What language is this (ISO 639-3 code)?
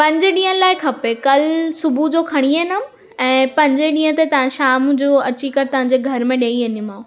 snd